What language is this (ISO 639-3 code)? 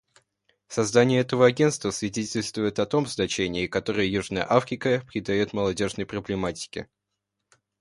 rus